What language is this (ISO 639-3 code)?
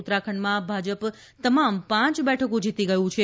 guj